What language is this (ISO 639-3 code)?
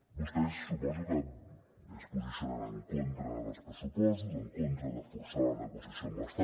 cat